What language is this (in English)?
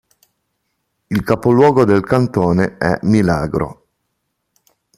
Italian